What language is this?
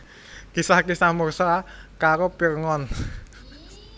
Javanese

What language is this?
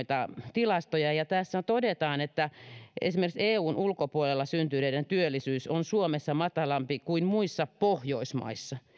Finnish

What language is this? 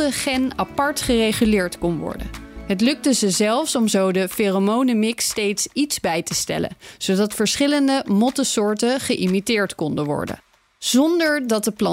Dutch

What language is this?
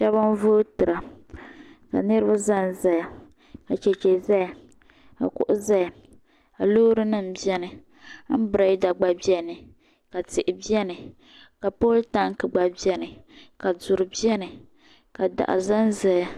Dagbani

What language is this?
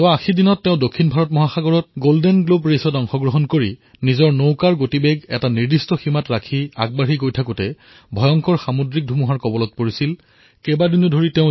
Assamese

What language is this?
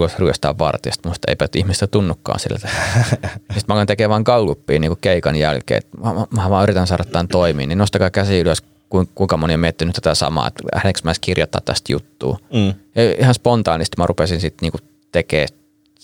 Finnish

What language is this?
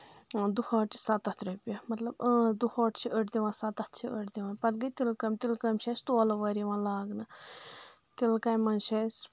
Kashmiri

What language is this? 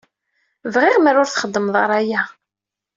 Kabyle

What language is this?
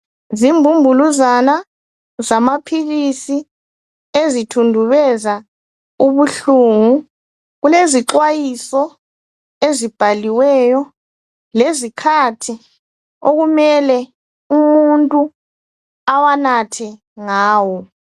North Ndebele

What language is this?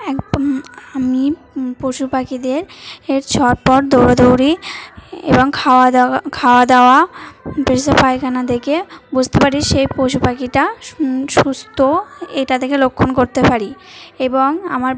Bangla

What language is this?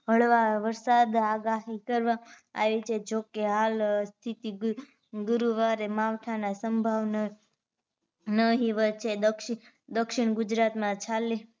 Gujarati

